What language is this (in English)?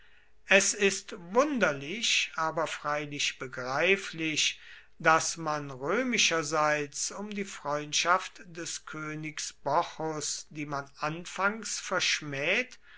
German